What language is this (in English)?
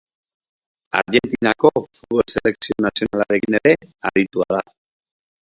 Basque